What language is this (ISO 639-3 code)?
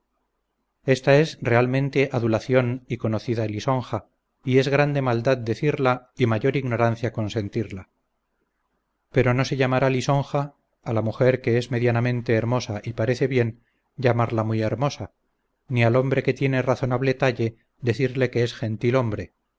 spa